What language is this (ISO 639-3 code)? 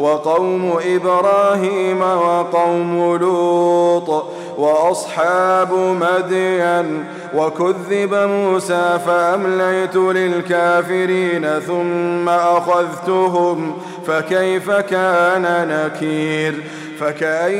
ara